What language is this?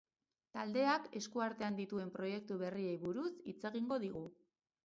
Basque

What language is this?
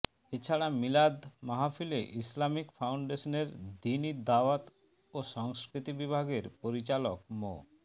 Bangla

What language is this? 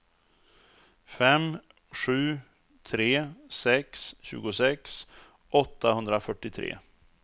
Swedish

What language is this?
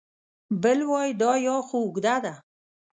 Pashto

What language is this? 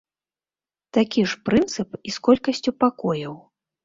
Belarusian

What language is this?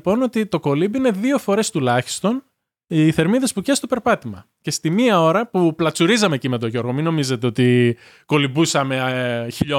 Greek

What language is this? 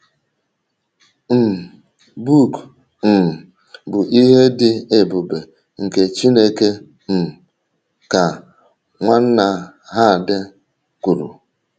Igbo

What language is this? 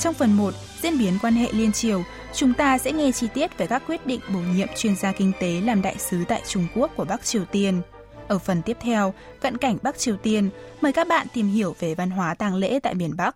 Vietnamese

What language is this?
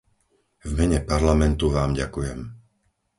Slovak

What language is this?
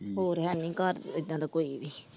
Punjabi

